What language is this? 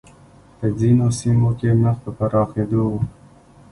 Pashto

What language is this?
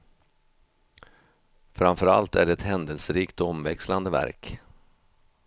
Swedish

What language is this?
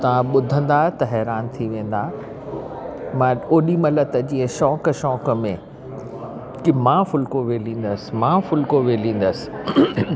Sindhi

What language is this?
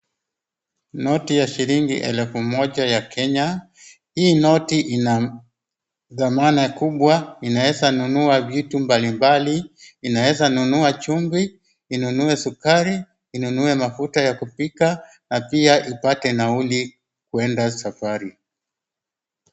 Swahili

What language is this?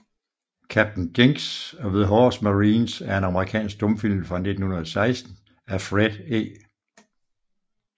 Danish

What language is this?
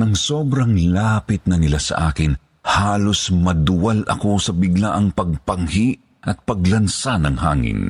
Filipino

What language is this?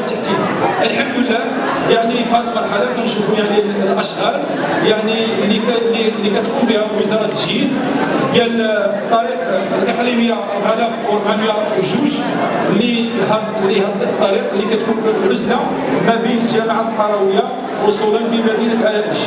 Arabic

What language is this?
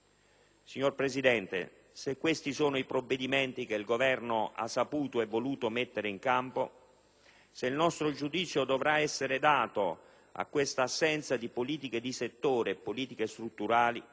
Italian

